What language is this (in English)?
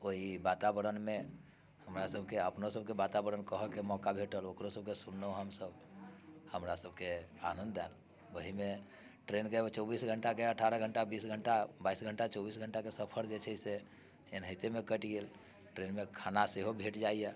Maithili